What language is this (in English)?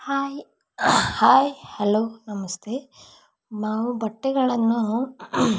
Kannada